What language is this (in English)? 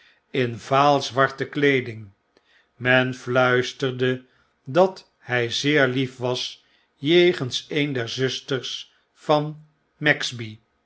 Dutch